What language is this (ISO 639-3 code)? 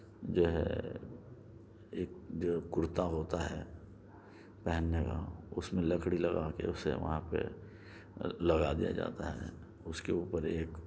urd